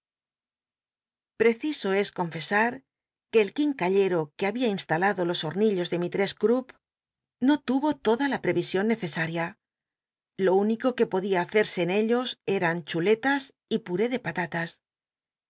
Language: Spanish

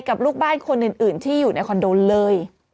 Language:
Thai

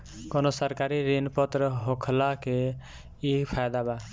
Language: Bhojpuri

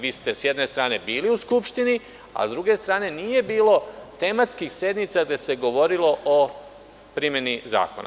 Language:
Serbian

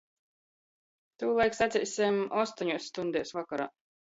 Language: Latgalian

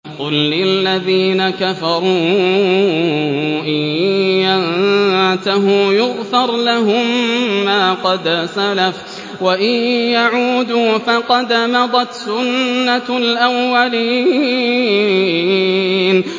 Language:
Arabic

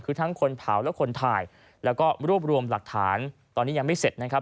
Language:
Thai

